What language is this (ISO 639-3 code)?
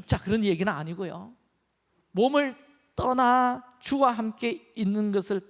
kor